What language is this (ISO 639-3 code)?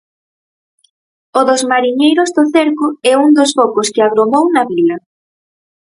glg